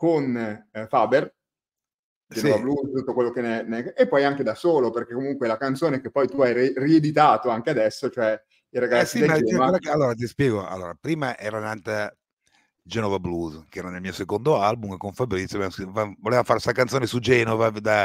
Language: Italian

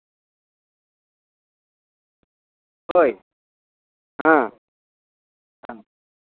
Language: Santali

